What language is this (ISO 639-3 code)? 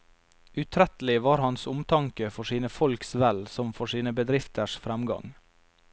nor